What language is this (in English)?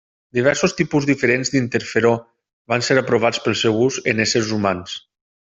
Catalan